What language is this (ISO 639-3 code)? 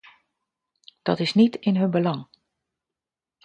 nld